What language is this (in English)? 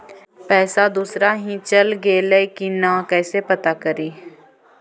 Magahi